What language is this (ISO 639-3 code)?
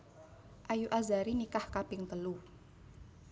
jav